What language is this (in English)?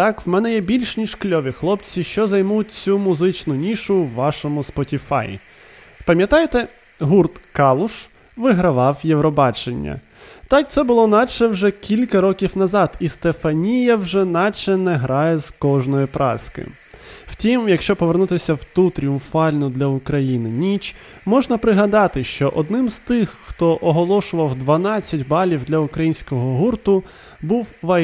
Ukrainian